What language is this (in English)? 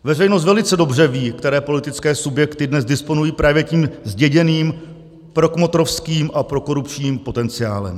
Czech